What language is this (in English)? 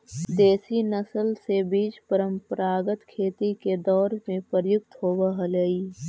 Magahi